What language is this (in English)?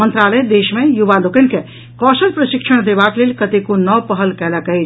Maithili